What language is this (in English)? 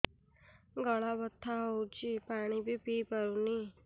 Odia